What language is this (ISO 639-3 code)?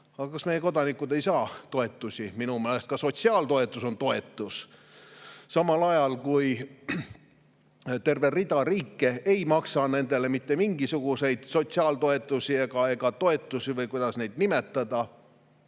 est